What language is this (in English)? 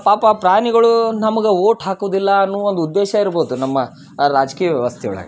Kannada